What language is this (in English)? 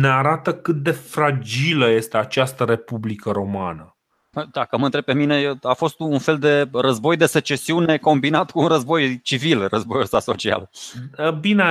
Romanian